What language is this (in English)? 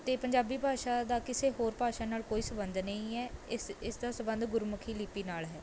Punjabi